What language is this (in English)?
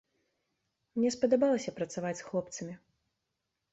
Belarusian